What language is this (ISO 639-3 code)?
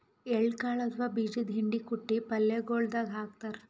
kan